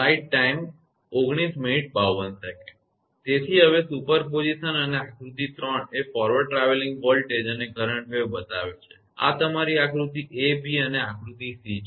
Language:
Gujarati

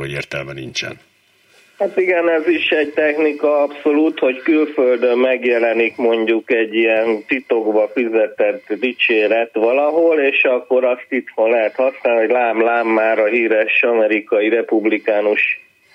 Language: Hungarian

